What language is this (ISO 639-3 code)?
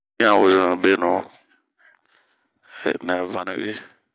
bmq